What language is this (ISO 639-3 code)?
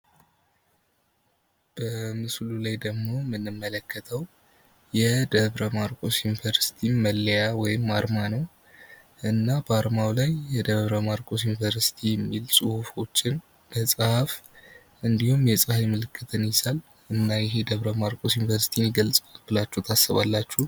amh